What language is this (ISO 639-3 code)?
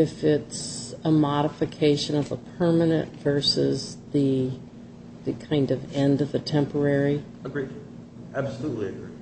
eng